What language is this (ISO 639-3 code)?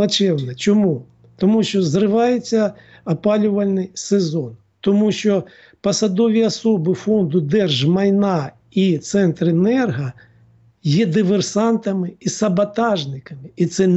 ukr